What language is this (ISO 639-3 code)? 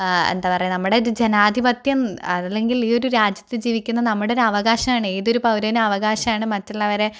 mal